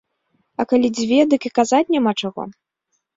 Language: Belarusian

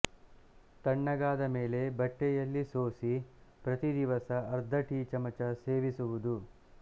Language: Kannada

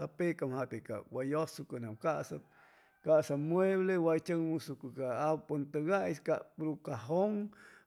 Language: Chimalapa Zoque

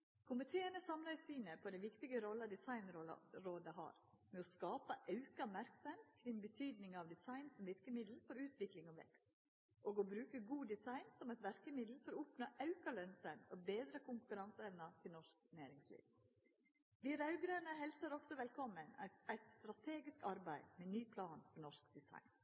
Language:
Norwegian Nynorsk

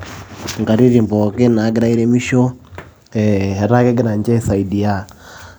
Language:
Masai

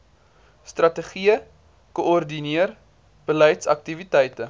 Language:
Afrikaans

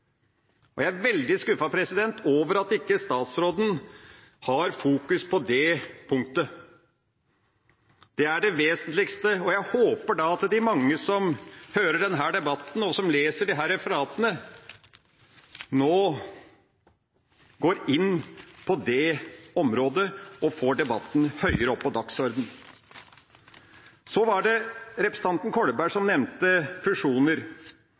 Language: Norwegian Bokmål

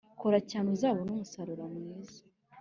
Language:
Kinyarwanda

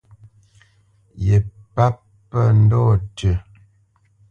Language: Bamenyam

